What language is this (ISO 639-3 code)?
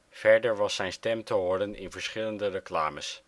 nld